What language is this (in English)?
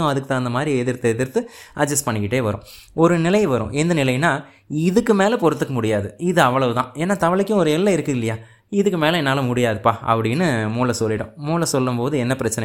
Tamil